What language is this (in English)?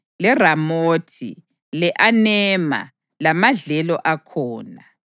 North Ndebele